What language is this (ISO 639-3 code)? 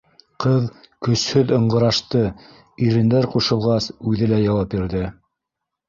bak